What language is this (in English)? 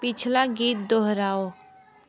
Hindi